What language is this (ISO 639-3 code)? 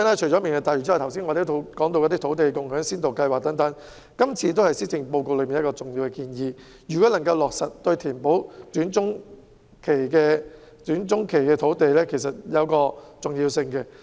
yue